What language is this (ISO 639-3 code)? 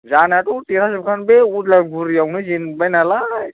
brx